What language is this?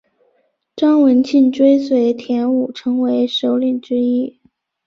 Chinese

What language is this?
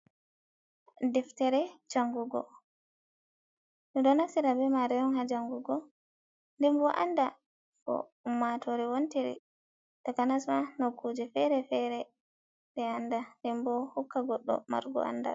Fula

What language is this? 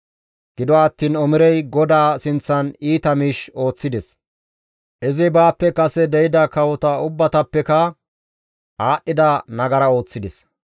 Gamo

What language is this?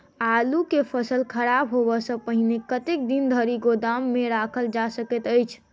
Maithili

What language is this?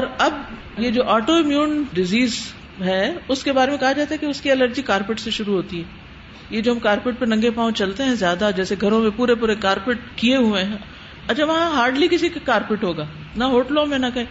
Urdu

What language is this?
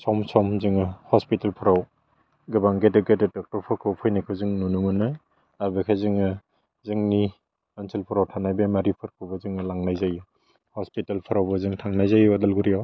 Bodo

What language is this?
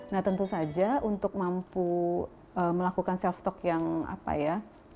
Indonesian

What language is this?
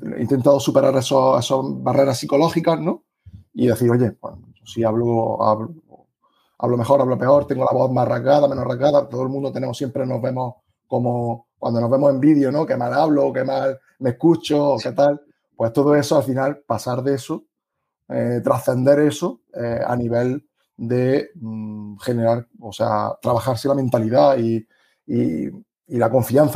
Spanish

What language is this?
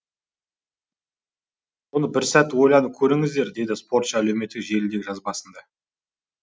Kazakh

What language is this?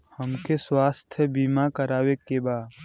Bhojpuri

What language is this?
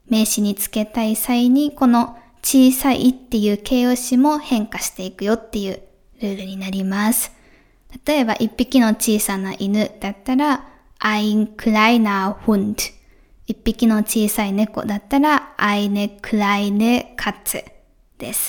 Japanese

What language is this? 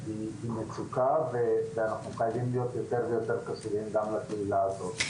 Hebrew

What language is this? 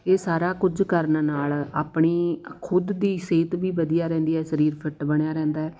Punjabi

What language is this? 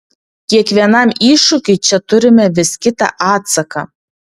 Lithuanian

